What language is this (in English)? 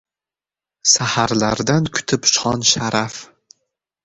Uzbek